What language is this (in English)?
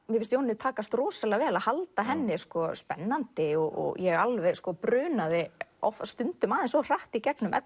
Icelandic